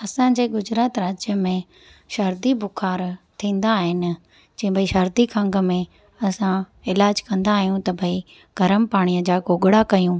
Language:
Sindhi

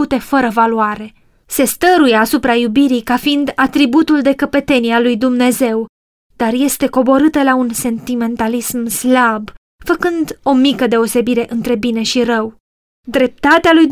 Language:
Romanian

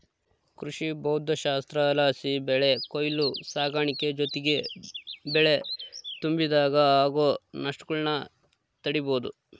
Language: Kannada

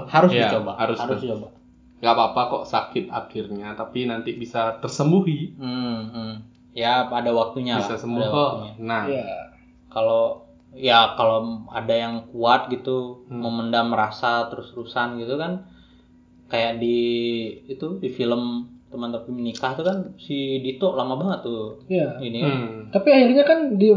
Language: Indonesian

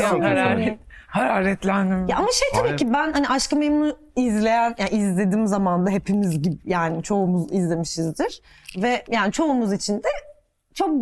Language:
Turkish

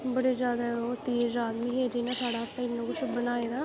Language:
Dogri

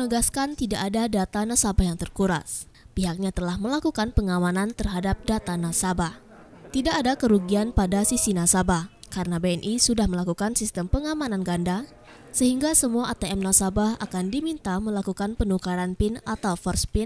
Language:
Indonesian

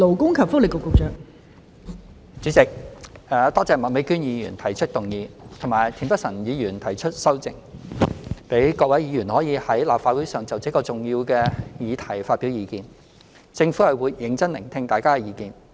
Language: Cantonese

